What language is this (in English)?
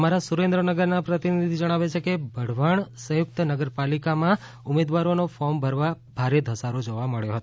Gujarati